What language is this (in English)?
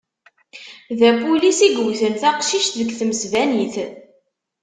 Kabyle